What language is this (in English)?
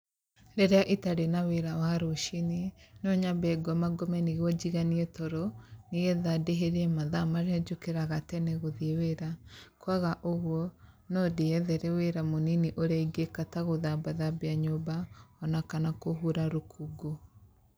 Kikuyu